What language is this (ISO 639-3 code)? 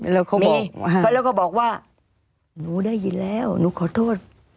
tha